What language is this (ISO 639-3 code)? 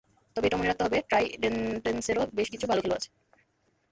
ben